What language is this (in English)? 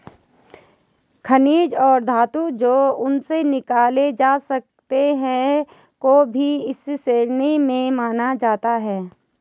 Hindi